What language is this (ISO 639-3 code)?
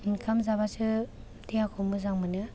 brx